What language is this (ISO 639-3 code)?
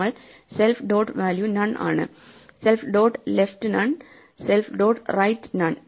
mal